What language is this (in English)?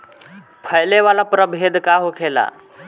Bhojpuri